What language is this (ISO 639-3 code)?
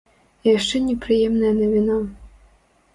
bel